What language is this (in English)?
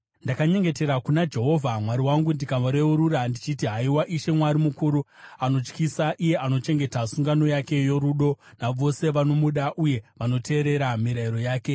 Shona